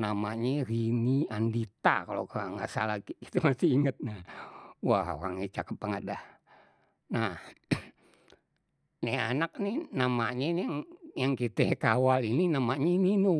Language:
Betawi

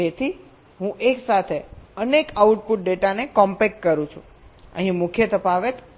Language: Gujarati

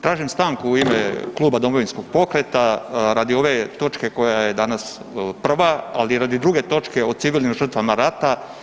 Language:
Croatian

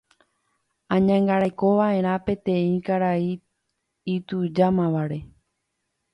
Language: Guarani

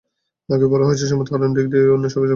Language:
Bangla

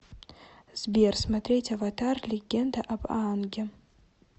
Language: Russian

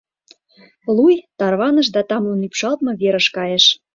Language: Mari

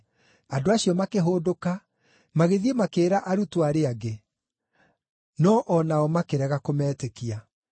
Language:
Kikuyu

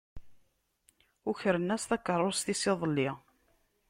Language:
Kabyle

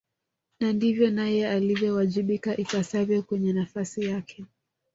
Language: Swahili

